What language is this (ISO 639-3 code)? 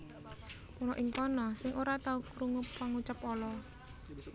jav